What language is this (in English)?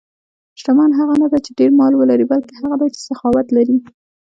Pashto